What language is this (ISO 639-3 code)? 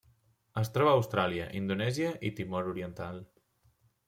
cat